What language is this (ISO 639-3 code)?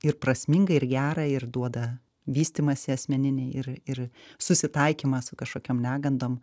lit